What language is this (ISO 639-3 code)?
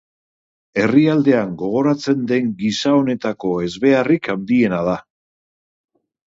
eus